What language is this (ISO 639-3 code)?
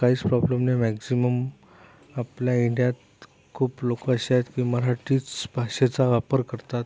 mar